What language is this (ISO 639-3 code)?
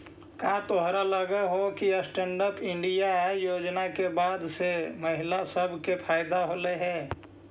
mag